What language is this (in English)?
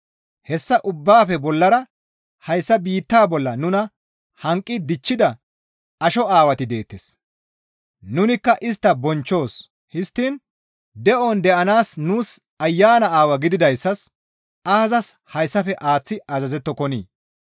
Gamo